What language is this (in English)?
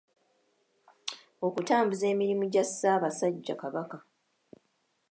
Ganda